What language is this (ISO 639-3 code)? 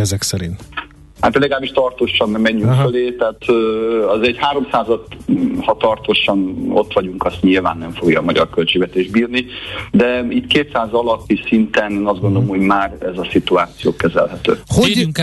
hun